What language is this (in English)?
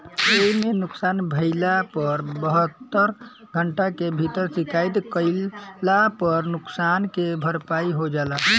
Bhojpuri